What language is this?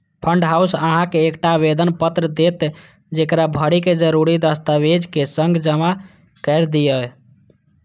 Maithili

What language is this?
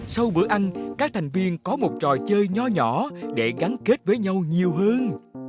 Vietnamese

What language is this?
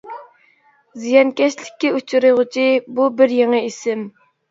Uyghur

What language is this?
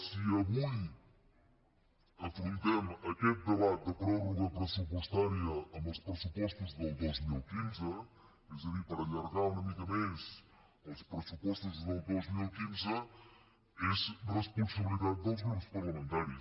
Catalan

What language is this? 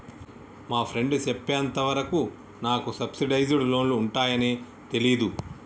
Telugu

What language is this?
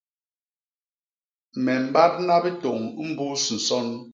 Basaa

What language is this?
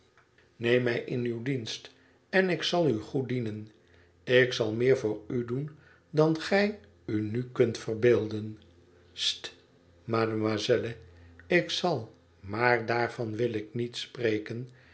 Dutch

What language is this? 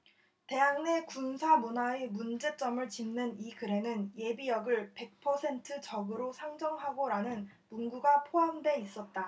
Korean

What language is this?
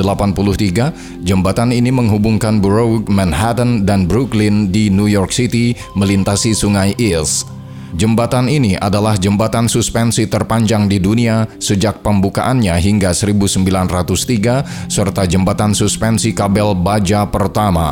Indonesian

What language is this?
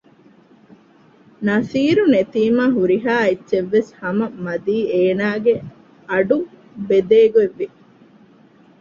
Divehi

